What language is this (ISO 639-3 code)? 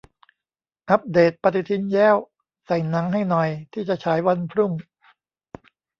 tha